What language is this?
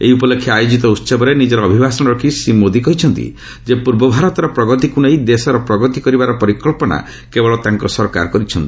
Odia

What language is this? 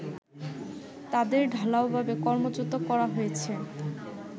Bangla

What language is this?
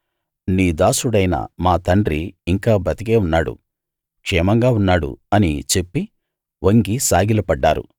Telugu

